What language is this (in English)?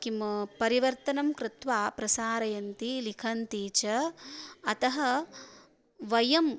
Sanskrit